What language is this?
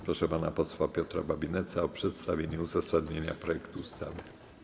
Polish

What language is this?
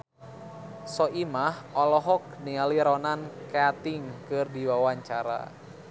Sundanese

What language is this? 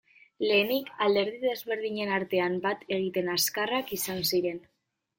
Basque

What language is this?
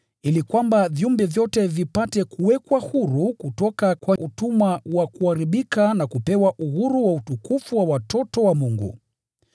Swahili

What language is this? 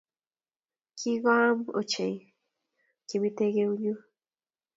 Kalenjin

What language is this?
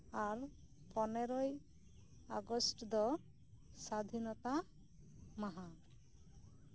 Santali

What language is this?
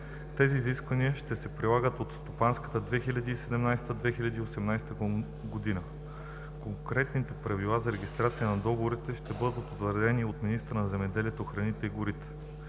Bulgarian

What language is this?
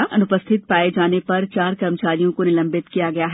Hindi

